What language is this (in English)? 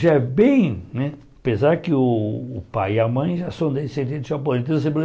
Portuguese